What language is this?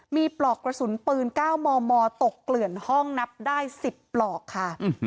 Thai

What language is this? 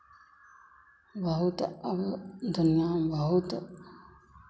Hindi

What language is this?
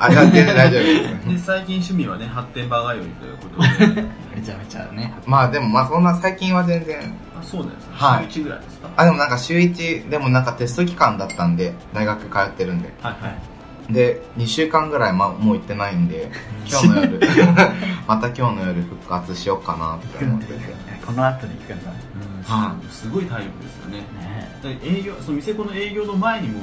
Japanese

